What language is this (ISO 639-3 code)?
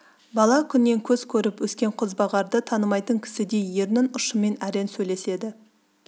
kaz